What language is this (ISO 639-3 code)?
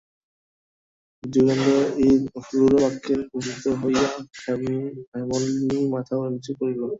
ben